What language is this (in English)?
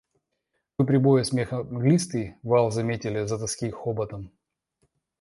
Russian